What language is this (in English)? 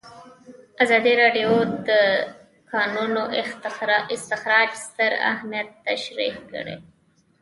Pashto